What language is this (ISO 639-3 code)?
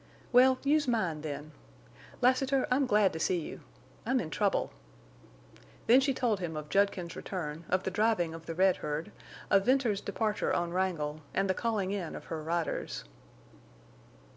eng